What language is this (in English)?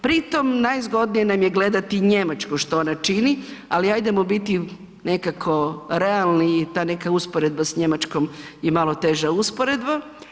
Croatian